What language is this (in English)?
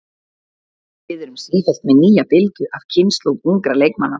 Icelandic